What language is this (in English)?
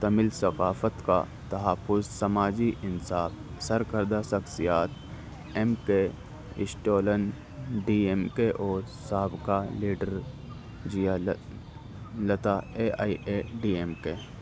Urdu